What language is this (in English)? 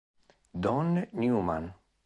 Italian